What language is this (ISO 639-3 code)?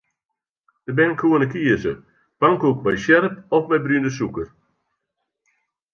fry